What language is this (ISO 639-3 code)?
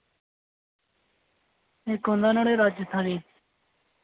doi